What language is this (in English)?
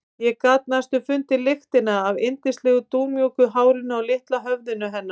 Icelandic